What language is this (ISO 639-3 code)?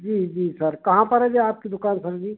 hin